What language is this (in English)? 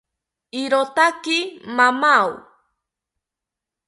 South Ucayali Ashéninka